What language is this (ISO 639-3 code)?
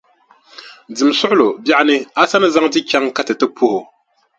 dag